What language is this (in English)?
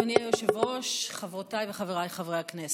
Hebrew